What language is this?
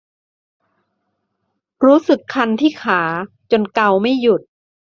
Thai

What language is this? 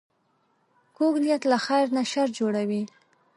Pashto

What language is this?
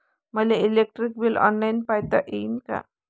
Marathi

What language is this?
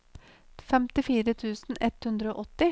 Norwegian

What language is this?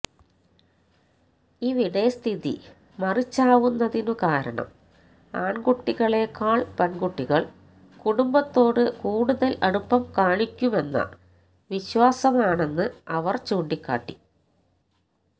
Malayalam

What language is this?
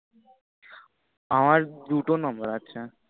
Bangla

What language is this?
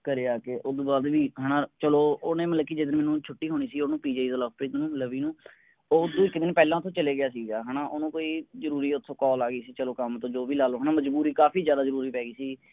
Punjabi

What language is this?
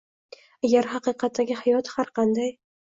Uzbek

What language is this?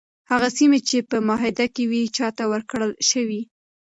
Pashto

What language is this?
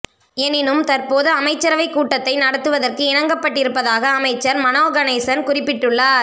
Tamil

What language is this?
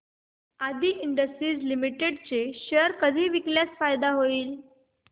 Marathi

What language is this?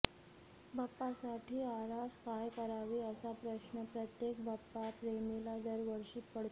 Marathi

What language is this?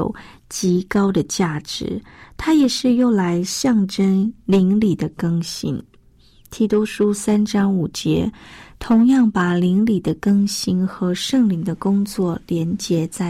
Chinese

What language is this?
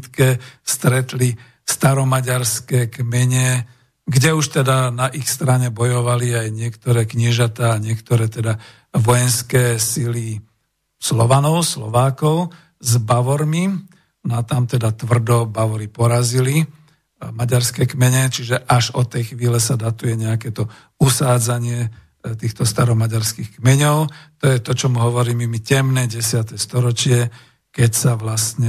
Slovak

